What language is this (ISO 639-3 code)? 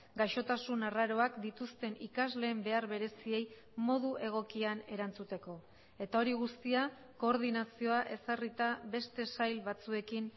eus